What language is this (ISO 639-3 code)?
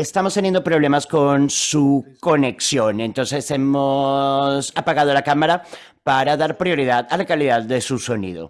spa